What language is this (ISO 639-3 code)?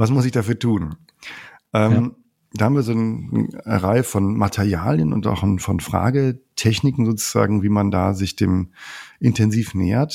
deu